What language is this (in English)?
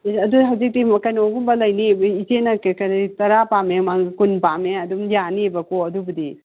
Manipuri